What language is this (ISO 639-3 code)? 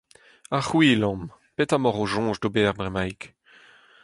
bre